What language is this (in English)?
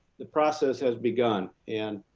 English